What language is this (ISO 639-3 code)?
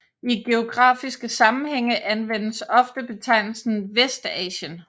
dan